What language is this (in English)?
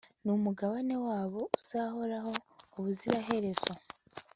Kinyarwanda